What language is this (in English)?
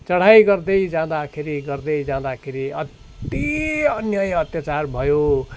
Nepali